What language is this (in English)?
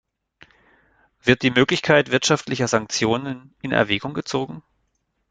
German